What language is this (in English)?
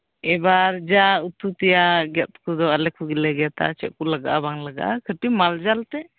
Santali